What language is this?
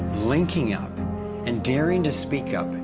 English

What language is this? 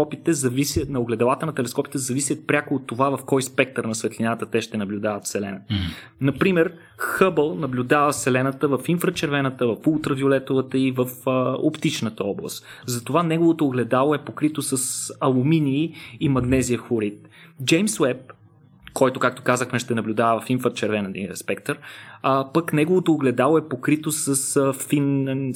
Bulgarian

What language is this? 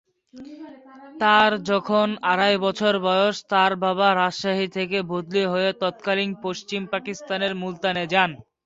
Bangla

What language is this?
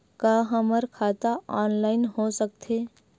Chhattisgarhi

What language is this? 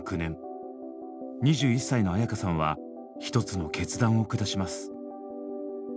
Japanese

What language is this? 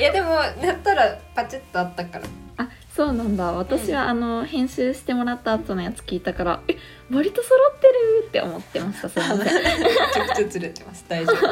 Japanese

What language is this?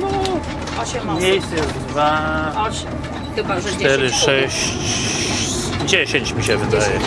Polish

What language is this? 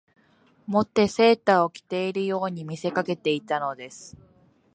Japanese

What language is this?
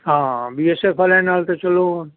Punjabi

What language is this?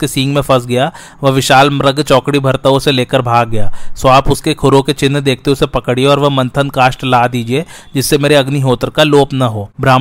Hindi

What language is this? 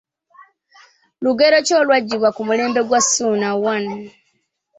Ganda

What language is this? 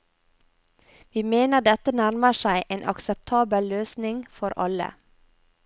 Norwegian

